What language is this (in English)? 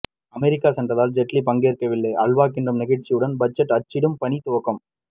Tamil